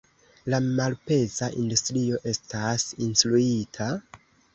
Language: Esperanto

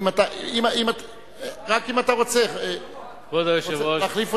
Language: Hebrew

